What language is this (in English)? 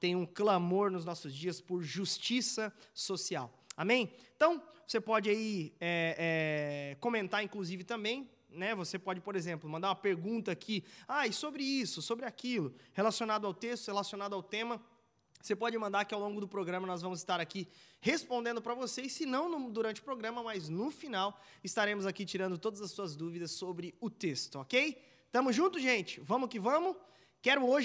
Portuguese